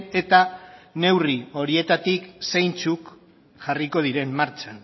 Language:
Basque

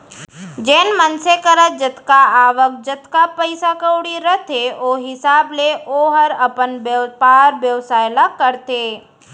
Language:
Chhattisgarhi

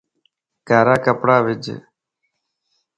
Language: Lasi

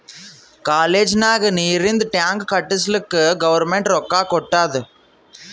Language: Kannada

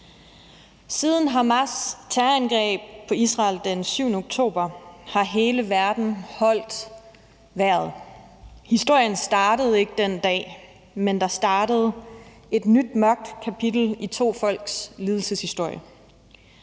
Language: Danish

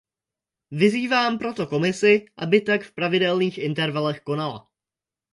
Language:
Czech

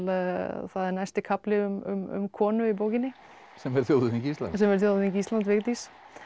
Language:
Icelandic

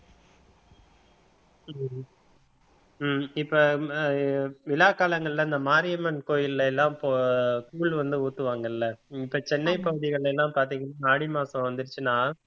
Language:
Tamil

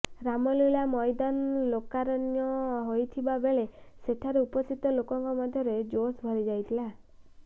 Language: Odia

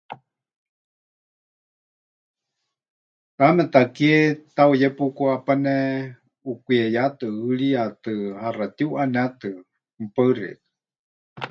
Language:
Huichol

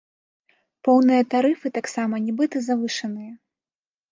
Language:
Belarusian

